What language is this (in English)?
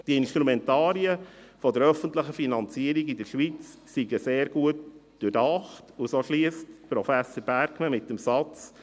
Swiss German